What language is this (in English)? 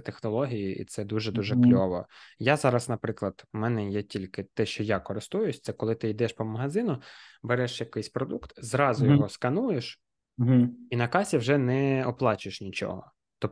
Ukrainian